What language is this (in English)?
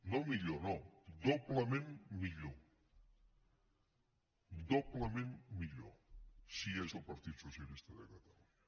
Catalan